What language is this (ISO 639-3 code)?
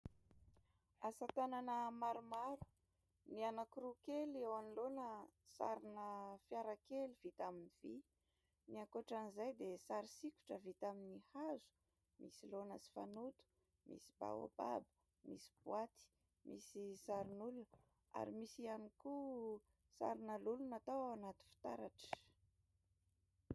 mlg